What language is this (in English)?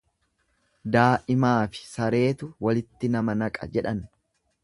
Oromo